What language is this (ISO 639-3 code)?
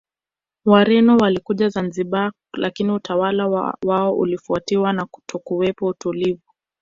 swa